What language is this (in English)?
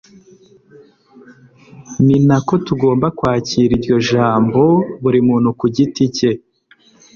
Kinyarwanda